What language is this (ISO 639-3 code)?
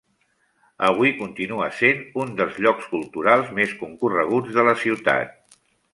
cat